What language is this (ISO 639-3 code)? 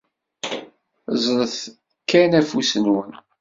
kab